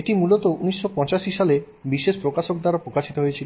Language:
Bangla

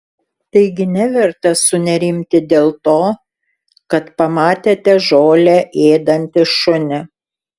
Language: Lithuanian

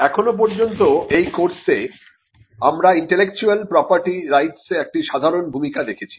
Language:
Bangla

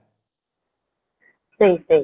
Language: Odia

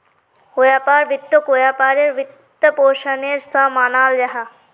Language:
Magahi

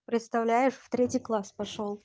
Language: Russian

